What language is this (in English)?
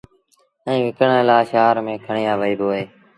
Sindhi Bhil